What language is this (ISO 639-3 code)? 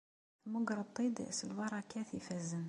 kab